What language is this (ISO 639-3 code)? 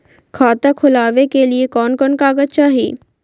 mag